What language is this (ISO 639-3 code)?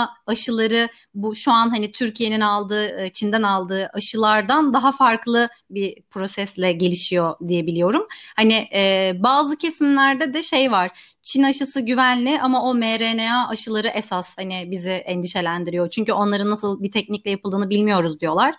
tur